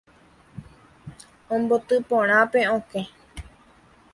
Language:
Guarani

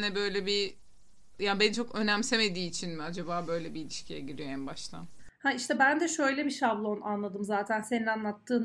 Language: Turkish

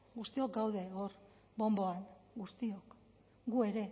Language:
Basque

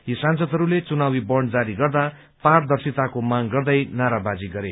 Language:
Nepali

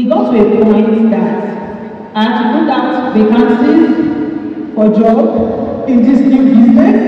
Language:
English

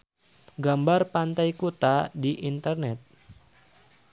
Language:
Sundanese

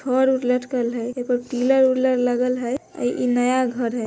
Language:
Magahi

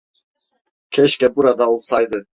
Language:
Turkish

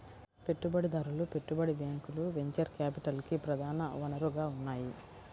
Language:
Telugu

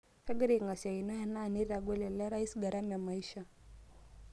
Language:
Masai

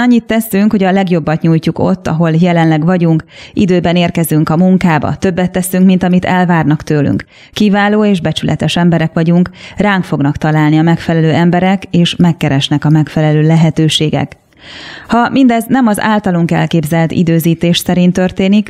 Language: Hungarian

